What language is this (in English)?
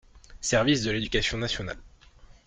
French